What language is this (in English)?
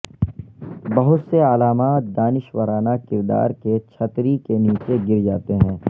Urdu